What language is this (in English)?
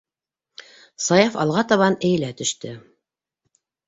Bashkir